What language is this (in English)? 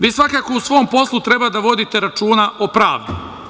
Serbian